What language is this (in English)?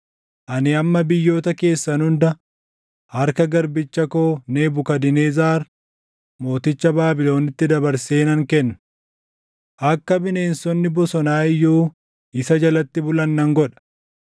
Oromo